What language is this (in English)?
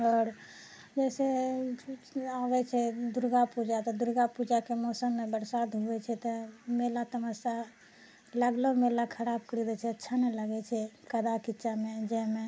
Maithili